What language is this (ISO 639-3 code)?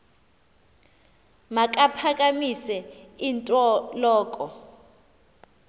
xho